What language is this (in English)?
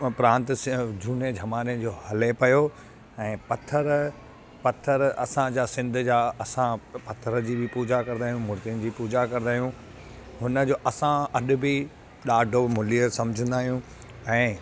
Sindhi